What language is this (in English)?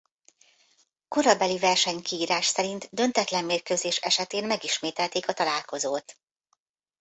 Hungarian